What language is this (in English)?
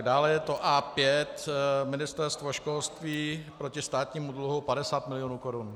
Czech